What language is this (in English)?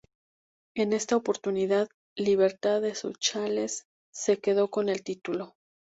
Spanish